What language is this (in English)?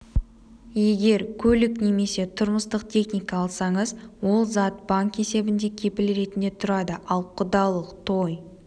Kazakh